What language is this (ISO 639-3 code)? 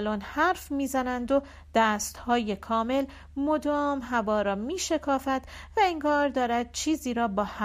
fas